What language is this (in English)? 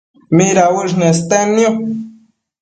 Matsés